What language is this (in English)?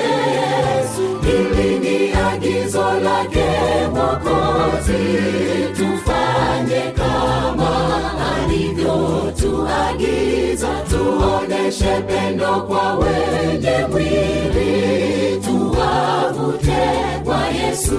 Swahili